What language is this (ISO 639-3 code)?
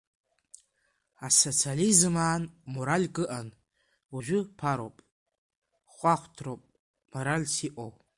abk